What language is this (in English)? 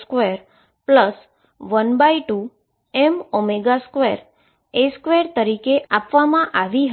Gujarati